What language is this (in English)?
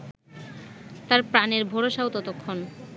Bangla